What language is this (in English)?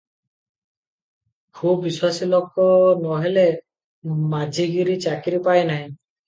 Odia